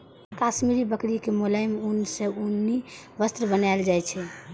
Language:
Maithili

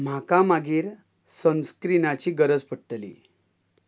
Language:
Konkani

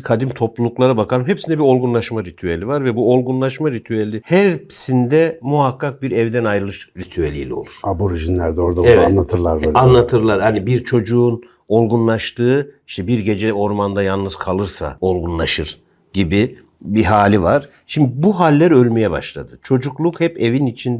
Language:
Turkish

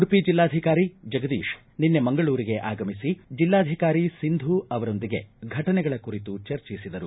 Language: Kannada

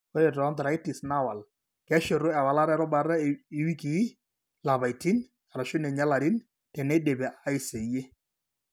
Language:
Masai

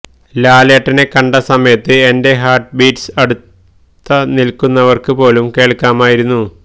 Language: Malayalam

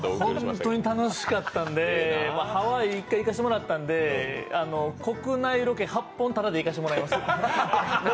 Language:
Japanese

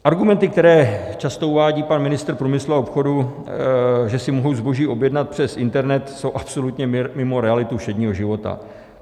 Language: Czech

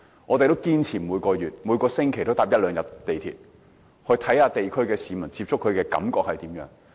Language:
Cantonese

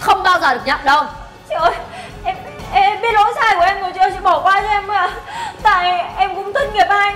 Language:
Vietnamese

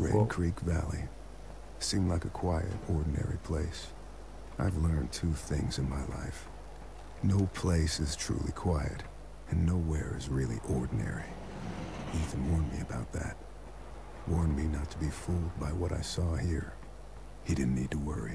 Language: German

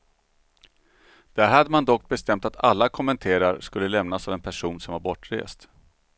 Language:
Swedish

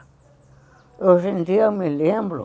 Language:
Portuguese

